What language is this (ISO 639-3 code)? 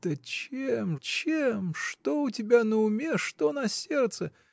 rus